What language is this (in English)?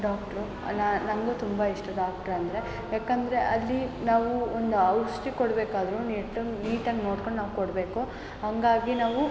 Kannada